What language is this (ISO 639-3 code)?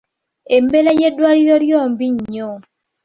lug